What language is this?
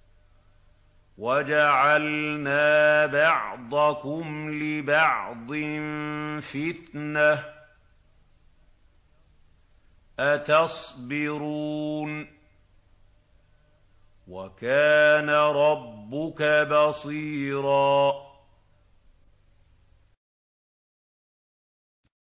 Arabic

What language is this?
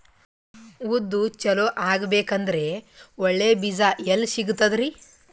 Kannada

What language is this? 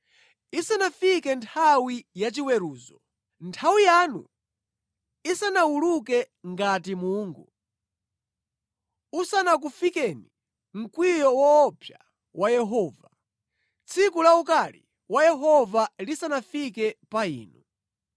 Nyanja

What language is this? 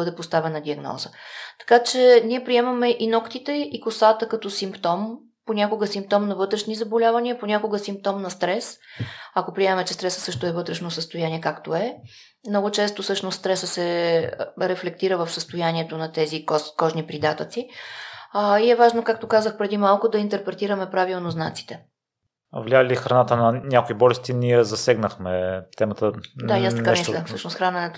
Bulgarian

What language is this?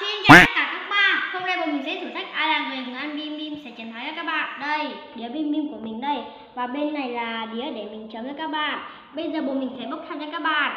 Vietnamese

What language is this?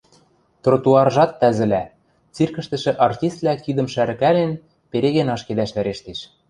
Western Mari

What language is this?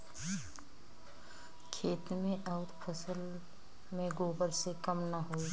Bhojpuri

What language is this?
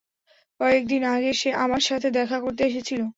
Bangla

